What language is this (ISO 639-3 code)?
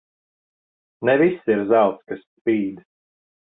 lav